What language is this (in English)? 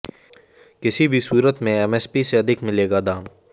Hindi